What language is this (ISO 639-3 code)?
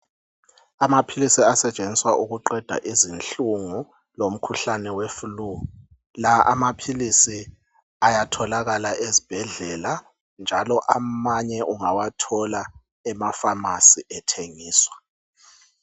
nde